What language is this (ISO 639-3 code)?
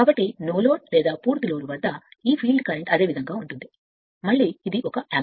tel